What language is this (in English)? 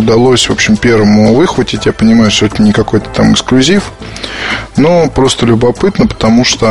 Russian